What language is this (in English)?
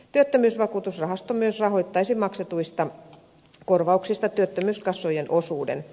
Finnish